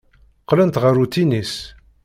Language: Kabyle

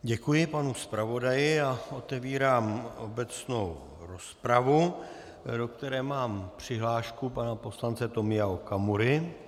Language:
Czech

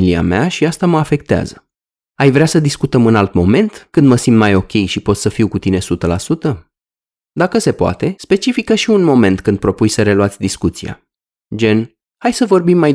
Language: Romanian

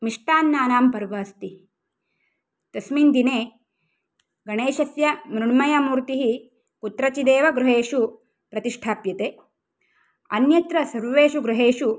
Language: Sanskrit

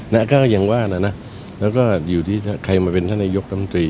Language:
Thai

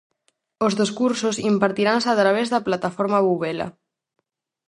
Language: Galician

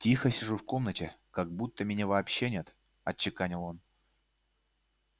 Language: Russian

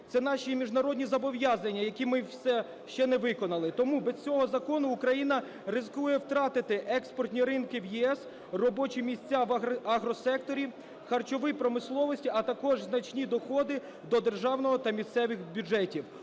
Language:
Ukrainian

